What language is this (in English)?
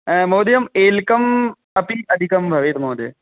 Sanskrit